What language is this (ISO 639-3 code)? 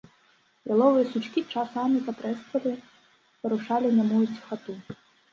bel